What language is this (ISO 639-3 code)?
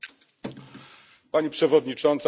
pol